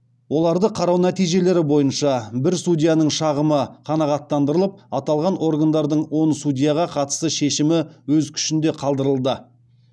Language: Kazakh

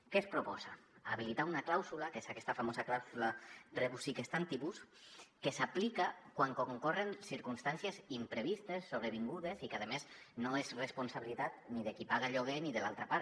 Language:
Catalan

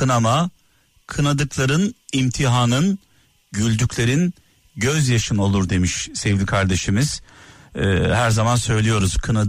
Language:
Turkish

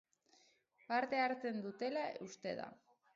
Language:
Basque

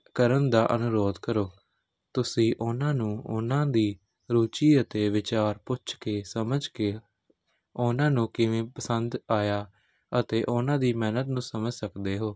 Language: Punjabi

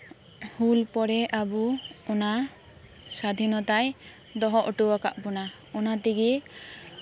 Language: Santali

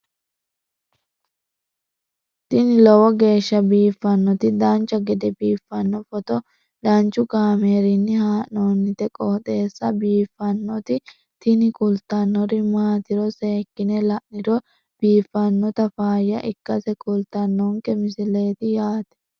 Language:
Sidamo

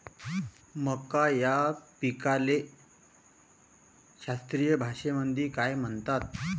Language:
Marathi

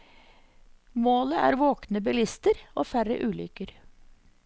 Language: Norwegian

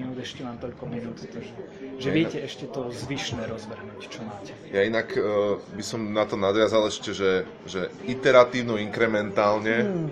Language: Slovak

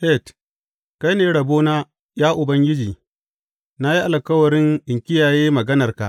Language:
Hausa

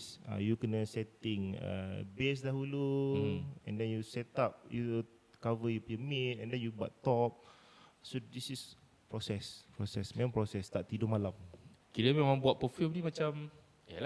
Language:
Malay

